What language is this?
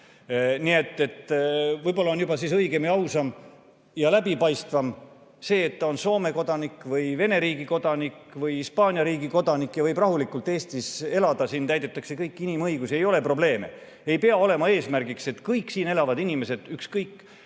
Estonian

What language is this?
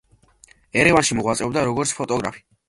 Georgian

